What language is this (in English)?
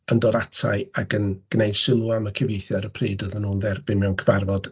Welsh